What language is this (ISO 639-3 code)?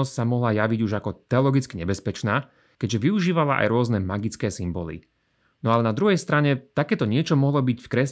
slk